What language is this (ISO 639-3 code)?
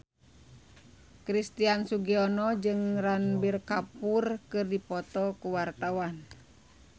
sun